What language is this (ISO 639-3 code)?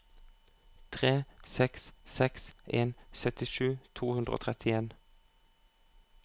nor